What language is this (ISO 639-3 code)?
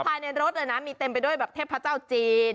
tha